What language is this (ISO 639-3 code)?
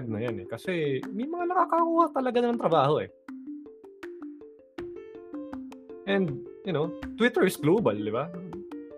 fil